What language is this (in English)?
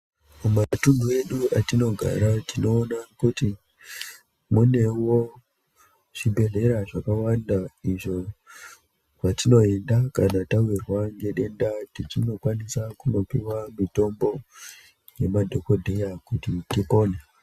Ndau